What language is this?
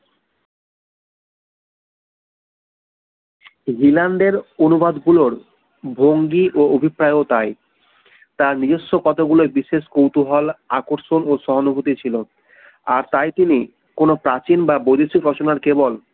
Bangla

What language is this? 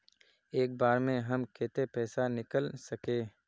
Magahi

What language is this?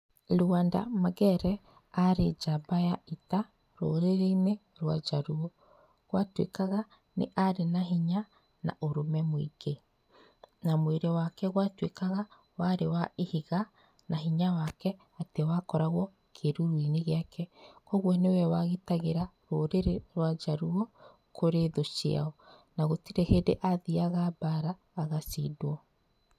Kikuyu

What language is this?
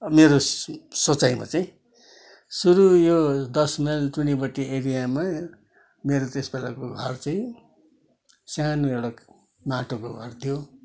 Nepali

